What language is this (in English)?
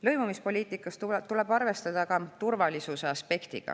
Estonian